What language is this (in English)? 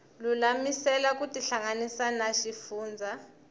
Tsonga